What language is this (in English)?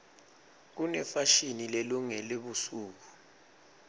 Swati